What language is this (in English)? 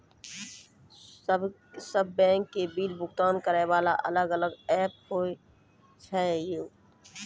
Maithili